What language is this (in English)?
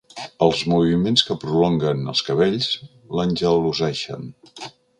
Catalan